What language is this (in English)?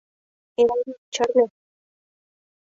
Mari